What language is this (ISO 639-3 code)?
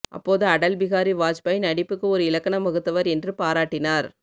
tam